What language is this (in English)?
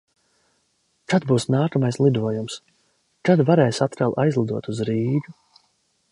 Latvian